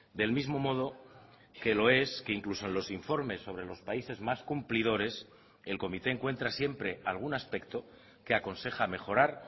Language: Spanish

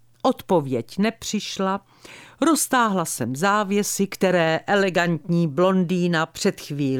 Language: Czech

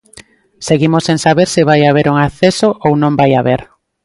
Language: Galician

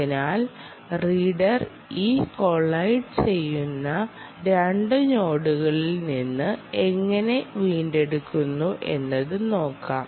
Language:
Malayalam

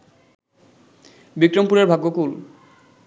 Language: Bangla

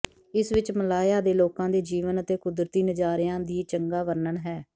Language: Punjabi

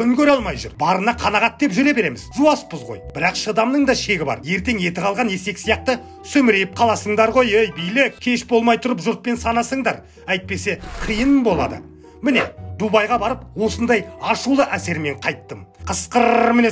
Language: Turkish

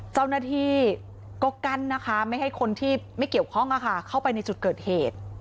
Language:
Thai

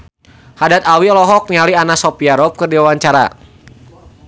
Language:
Sundanese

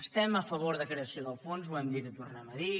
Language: Catalan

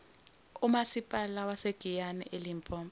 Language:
Zulu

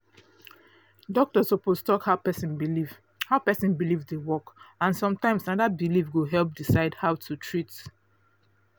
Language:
Nigerian Pidgin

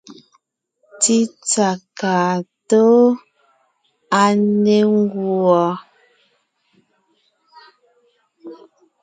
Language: Ngiemboon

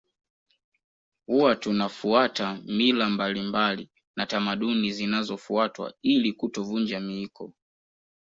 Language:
Swahili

